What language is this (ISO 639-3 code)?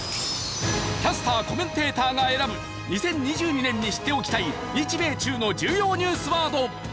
jpn